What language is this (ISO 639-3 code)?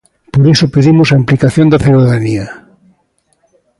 glg